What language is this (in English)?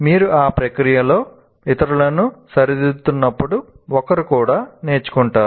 Telugu